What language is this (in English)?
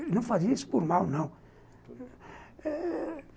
Portuguese